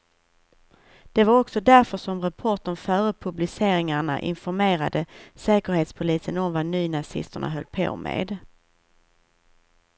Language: Swedish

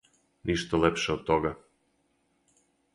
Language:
Serbian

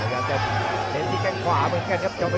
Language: Thai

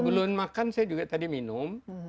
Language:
Indonesian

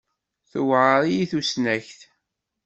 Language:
Kabyle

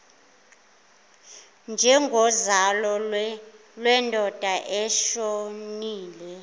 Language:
Zulu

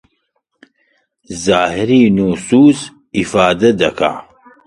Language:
Central Kurdish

